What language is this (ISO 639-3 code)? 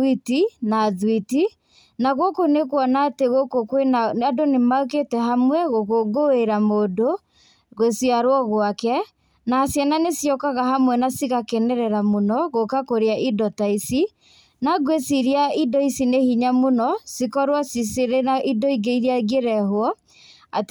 kik